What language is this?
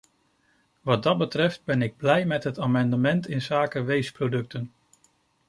Dutch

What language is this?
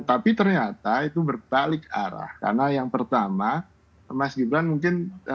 Indonesian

